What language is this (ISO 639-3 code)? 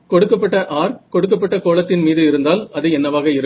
tam